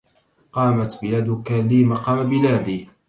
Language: Arabic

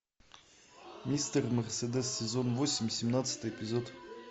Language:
Russian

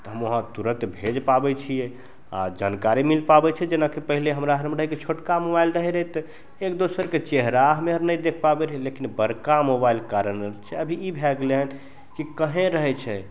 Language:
Maithili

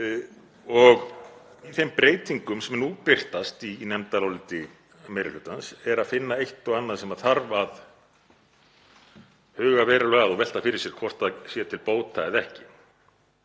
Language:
Icelandic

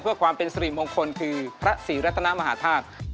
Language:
Thai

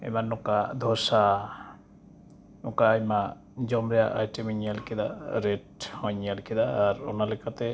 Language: Santali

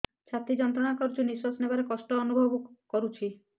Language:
Odia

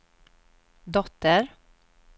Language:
Swedish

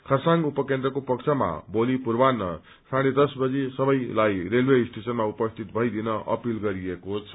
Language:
Nepali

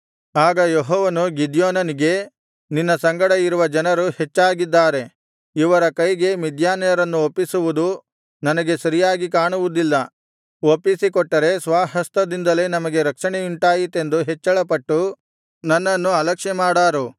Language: Kannada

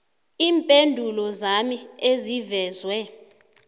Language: South Ndebele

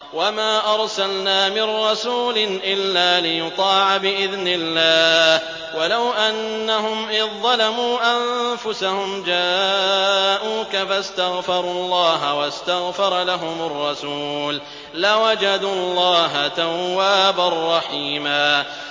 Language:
Arabic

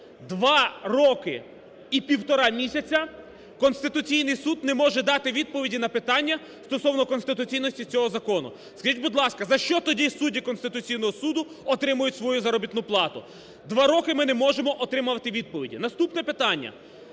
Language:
Ukrainian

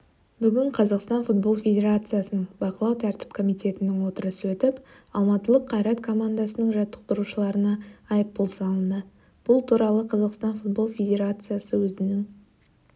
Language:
Kazakh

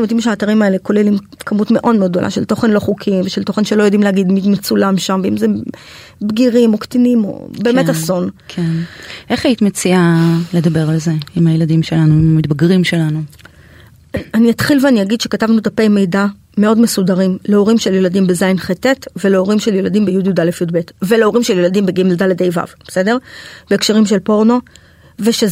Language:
Hebrew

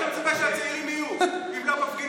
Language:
Hebrew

